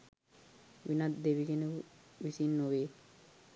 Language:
Sinhala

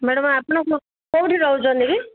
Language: Odia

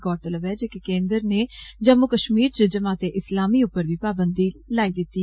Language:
Dogri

